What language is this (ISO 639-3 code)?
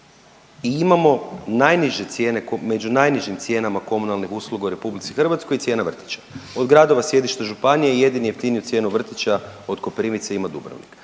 hrv